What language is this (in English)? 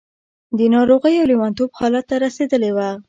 Pashto